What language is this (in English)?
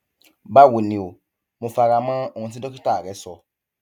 Yoruba